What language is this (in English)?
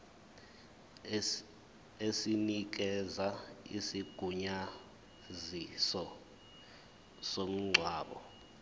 Zulu